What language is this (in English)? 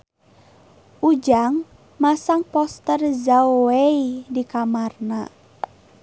Sundanese